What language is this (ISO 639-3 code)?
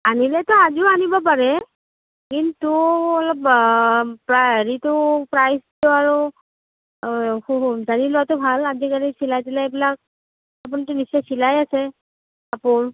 asm